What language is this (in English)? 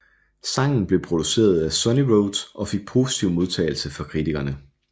Danish